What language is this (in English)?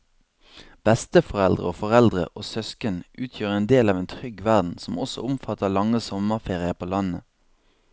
Norwegian